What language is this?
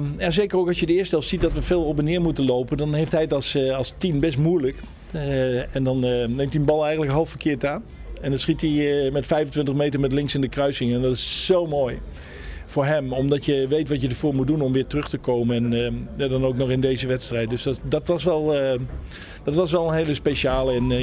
Dutch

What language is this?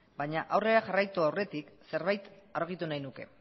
Basque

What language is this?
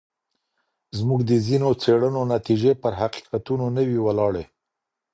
Pashto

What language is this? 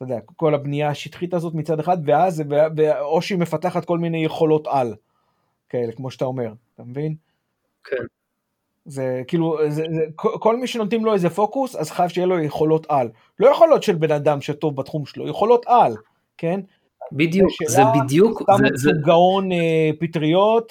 Hebrew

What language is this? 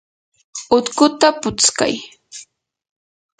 Yanahuanca Pasco Quechua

